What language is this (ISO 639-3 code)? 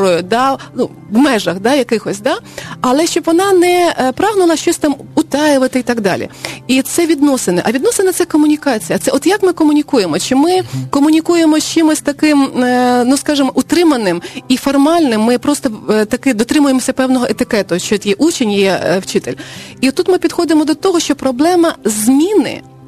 ukr